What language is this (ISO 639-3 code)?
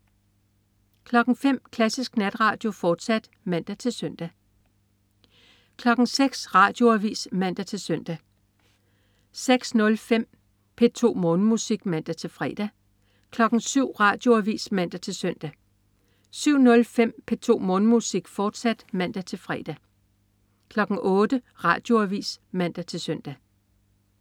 dan